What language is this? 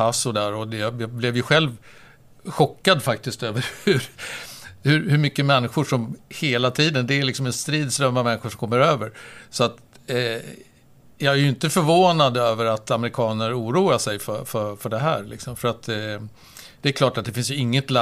Swedish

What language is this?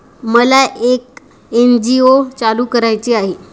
Marathi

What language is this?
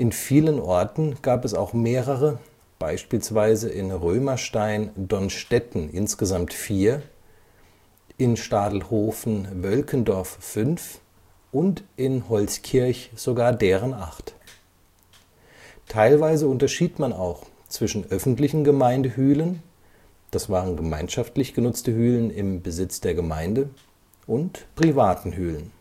German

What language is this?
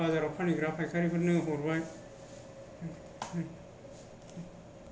Bodo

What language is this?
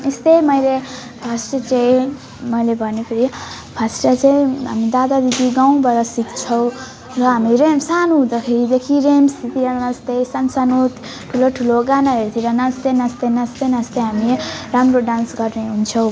Nepali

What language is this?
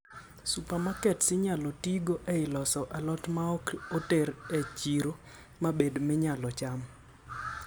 Luo (Kenya and Tanzania)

